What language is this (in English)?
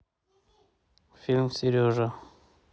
Russian